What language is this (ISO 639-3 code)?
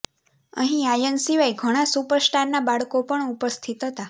guj